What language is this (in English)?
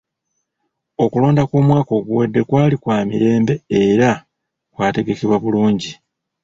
Ganda